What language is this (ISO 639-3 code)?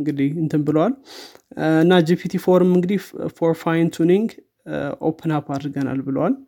amh